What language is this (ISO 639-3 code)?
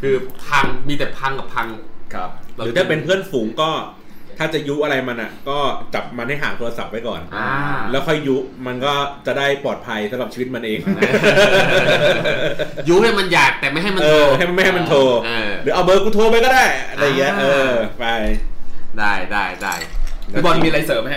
tha